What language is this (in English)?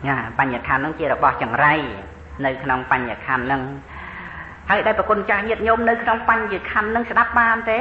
Thai